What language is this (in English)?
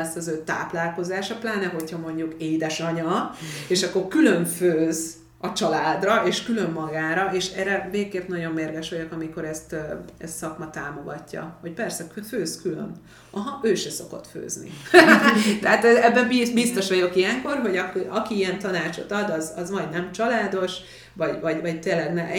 Hungarian